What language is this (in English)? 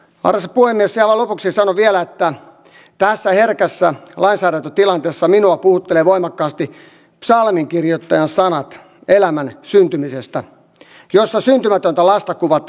Finnish